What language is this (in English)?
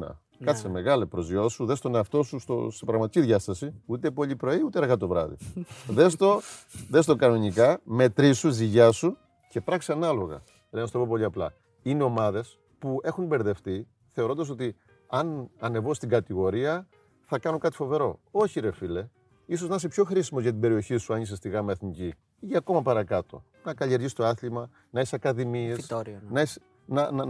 Greek